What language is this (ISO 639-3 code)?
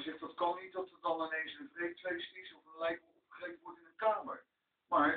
nld